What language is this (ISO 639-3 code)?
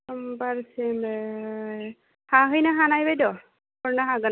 brx